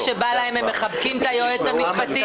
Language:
Hebrew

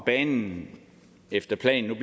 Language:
Danish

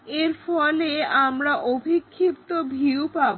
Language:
Bangla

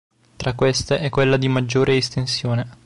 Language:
Italian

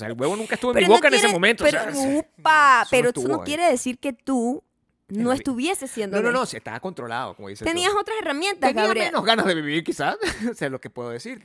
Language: Spanish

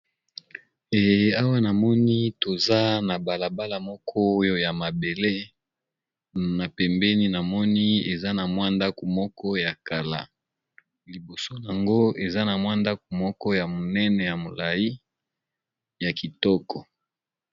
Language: Lingala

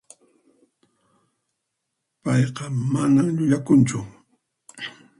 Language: Puno Quechua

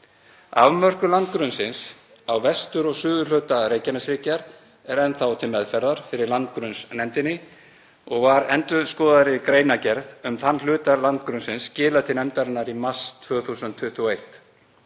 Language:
Icelandic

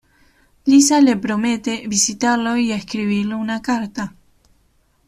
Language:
Spanish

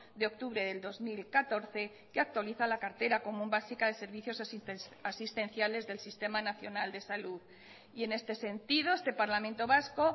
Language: Spanish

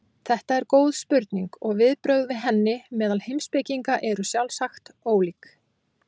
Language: Icelandic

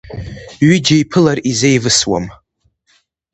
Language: Abkhazian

